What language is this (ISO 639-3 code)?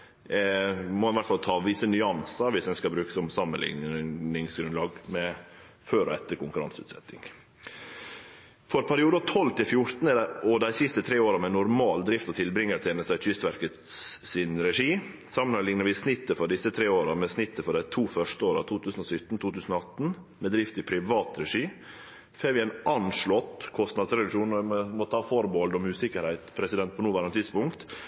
nno